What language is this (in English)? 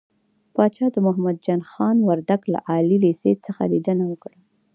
Pashto